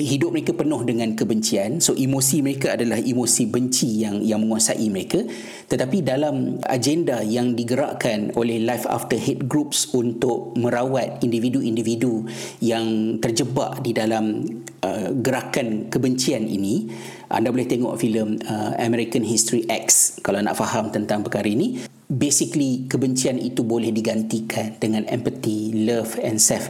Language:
Malay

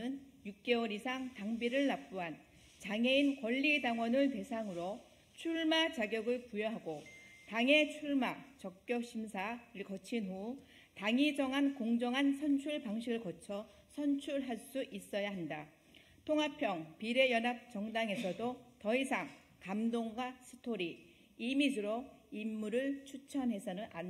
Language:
Korean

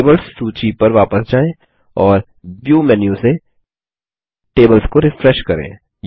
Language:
Hindi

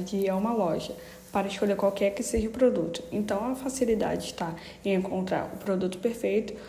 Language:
Portuguese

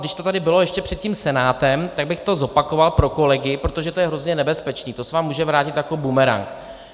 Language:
Czech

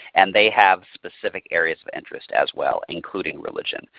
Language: English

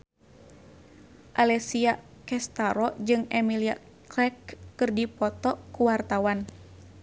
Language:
Sundanese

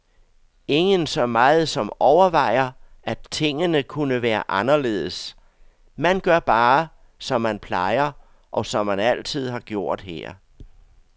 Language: Danish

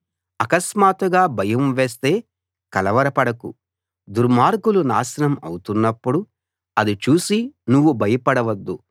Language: Telugu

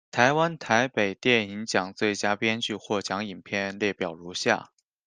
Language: Chinese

